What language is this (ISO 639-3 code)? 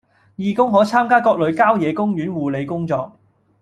yue